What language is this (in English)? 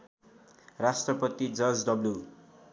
Nepali